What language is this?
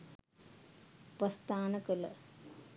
Sinhala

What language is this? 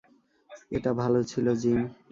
Bangla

